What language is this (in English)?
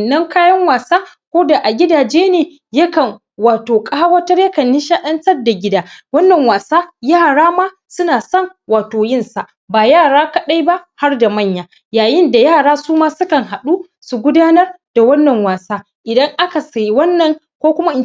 Hausa